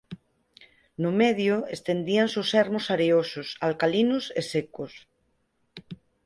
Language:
Galician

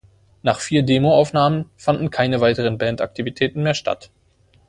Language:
German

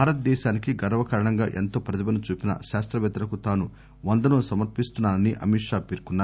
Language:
Telugu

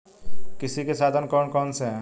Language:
Hindi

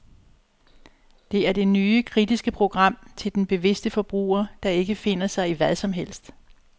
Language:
Danish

